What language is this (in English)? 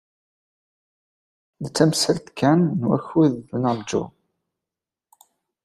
Kabyle